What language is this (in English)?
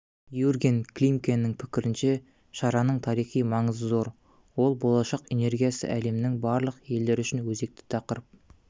Kazakh